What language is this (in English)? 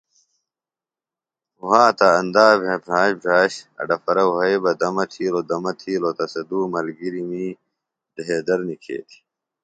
Phalura